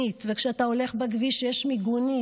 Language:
Hebrew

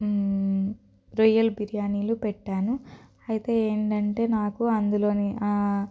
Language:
Telugu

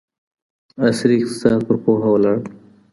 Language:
Pashto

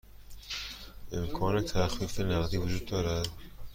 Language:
Persian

